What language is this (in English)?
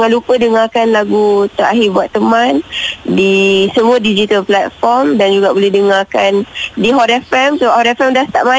Malay